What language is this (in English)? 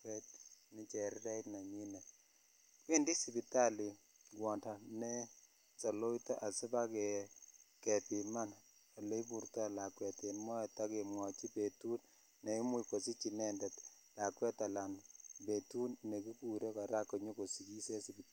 Kalenjin